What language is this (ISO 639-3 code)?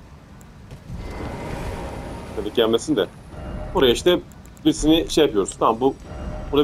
tur